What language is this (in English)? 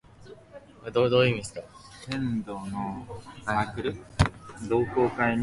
Korean